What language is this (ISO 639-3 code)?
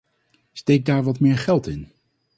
nld